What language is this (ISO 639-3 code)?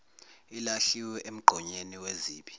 zul